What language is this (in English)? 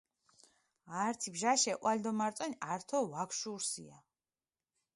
Mingrelian